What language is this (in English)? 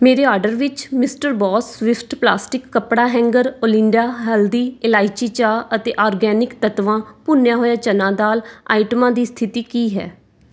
Punjabi